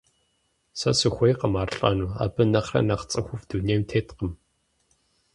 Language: Kabardian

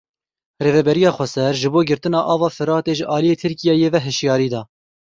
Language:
Kurdish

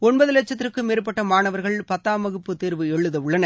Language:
Tamil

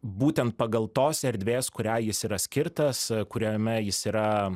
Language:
Lithuanian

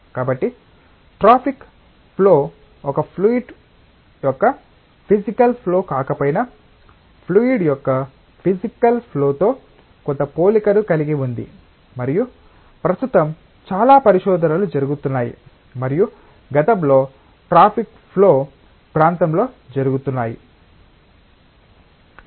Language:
Telugu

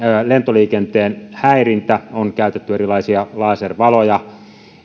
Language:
Finnish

